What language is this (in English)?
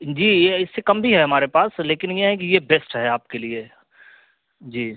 Urdu